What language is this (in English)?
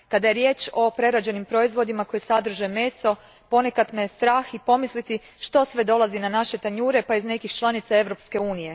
Croatian